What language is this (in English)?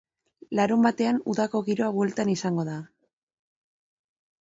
Basque